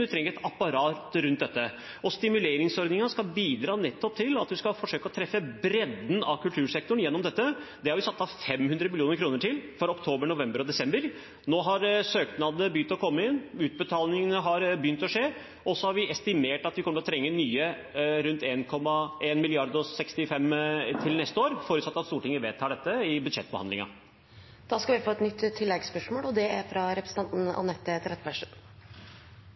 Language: Norwegian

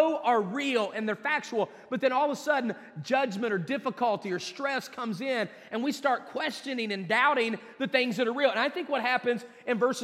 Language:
English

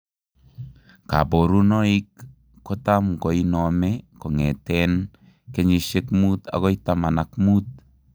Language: Kalenjin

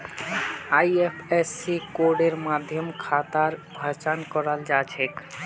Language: Magahi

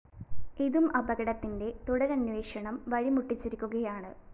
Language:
Malayalam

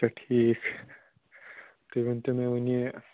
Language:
Kashmiri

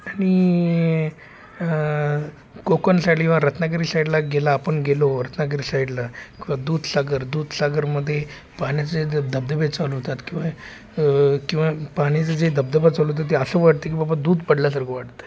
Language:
Marathi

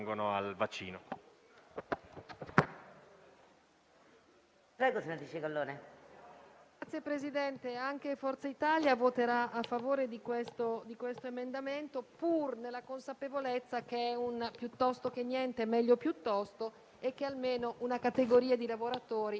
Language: Italian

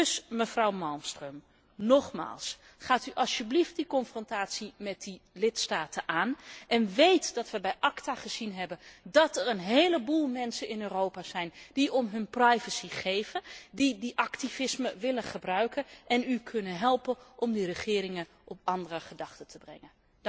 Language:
Dutch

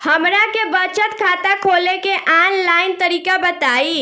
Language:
Bhojpuri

